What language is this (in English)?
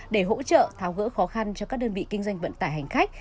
Vietnamese